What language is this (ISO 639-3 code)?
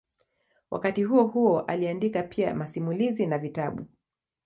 swa